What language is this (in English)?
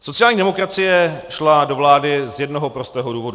Czech